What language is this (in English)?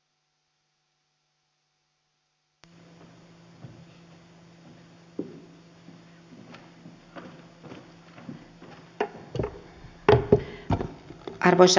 Finnish